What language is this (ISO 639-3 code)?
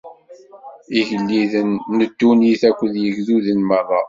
kab